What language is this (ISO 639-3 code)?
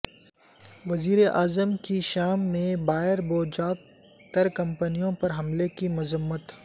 urd